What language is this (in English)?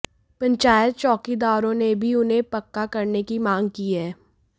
Hindi